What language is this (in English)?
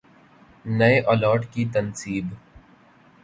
Urdu